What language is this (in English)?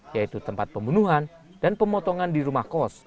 Indonesian